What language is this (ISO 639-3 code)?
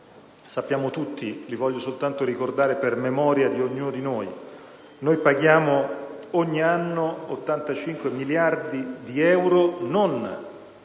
ita